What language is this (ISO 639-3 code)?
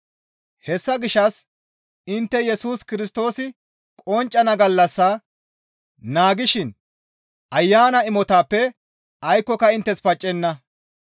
gmv